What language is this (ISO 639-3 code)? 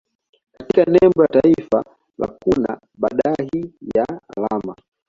swa